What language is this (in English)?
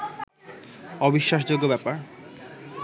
Bangla